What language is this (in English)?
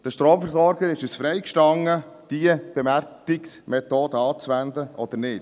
Swiss German